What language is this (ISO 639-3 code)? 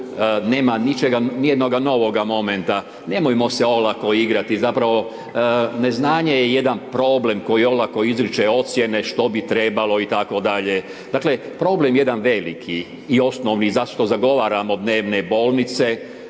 hrv